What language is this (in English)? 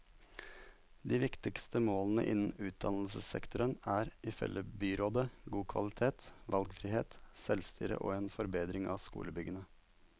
Norwegian